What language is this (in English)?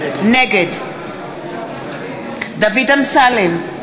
Hebrew